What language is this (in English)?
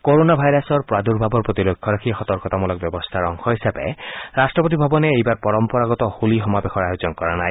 Assamese